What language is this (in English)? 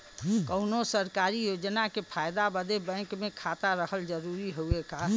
Bhojpuri